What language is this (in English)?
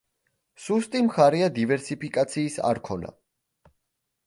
Georgian